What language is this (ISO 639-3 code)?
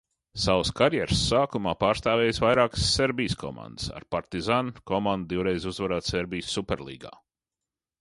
lav